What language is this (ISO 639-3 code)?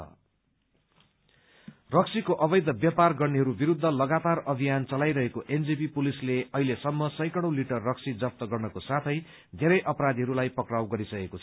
nep